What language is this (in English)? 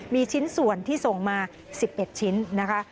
Thai